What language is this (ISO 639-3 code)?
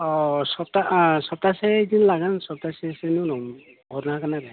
brx